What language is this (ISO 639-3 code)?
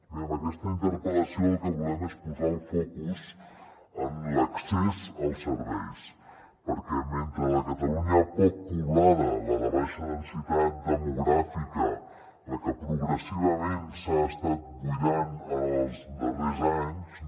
cat